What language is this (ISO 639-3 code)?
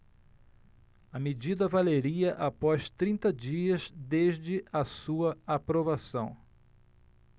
por